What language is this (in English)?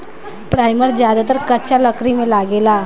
Bhojpuri